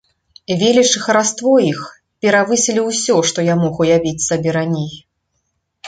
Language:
Belarusian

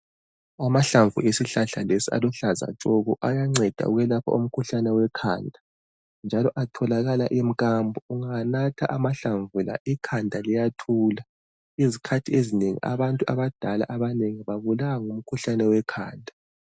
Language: North Ndebele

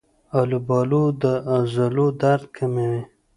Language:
Pashto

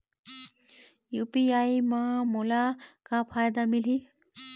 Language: Chhattisgarhi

